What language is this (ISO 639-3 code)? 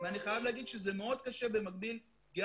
heb